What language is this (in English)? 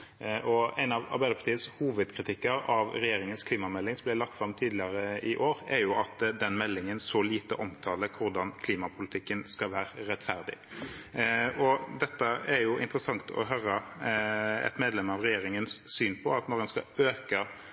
Norwegian Bokmål